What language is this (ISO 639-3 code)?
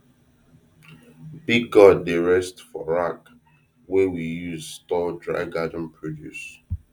pcm